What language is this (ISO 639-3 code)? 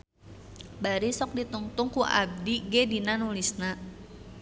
sun